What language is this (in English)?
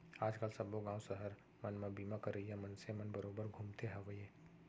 Chhattisgarhi